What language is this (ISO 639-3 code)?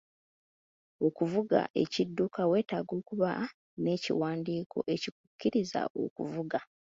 lug